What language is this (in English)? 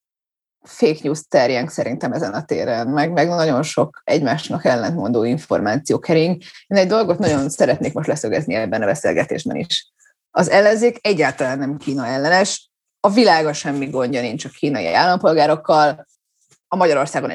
Hungarian